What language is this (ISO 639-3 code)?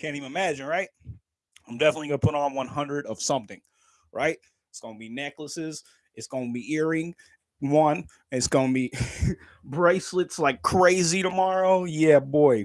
eng